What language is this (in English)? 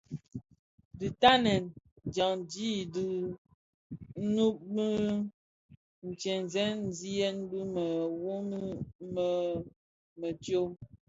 Bafia